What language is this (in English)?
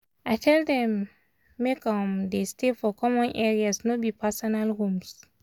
Nigerian Pidgin